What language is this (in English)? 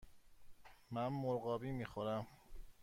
Persian